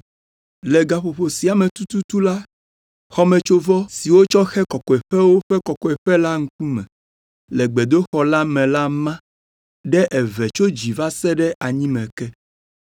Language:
Ewe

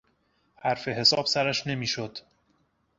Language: Persian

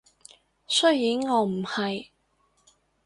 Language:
Cantonese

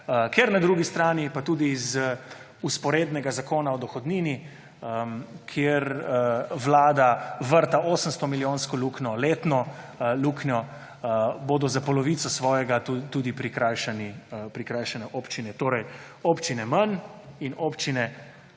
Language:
Slovenian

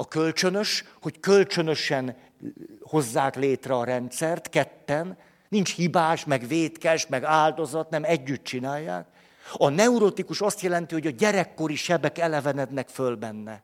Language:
Hungarian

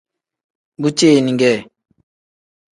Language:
Tem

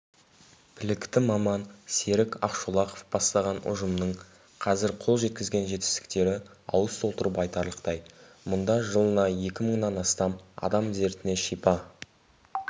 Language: Kazakh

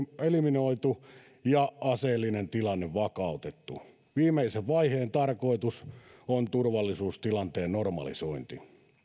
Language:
Finnish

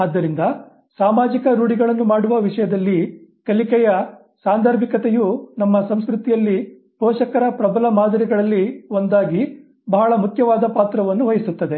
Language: Kannada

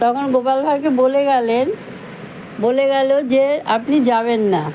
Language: Bangla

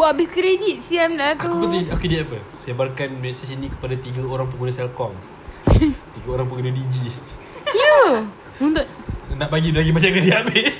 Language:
Malay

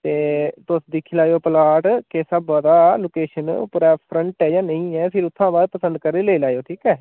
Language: Dogri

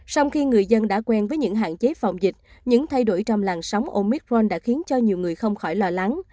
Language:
Vietnamese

